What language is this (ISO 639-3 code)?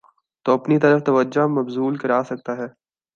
urd